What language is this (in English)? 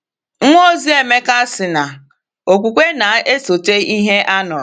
Igbo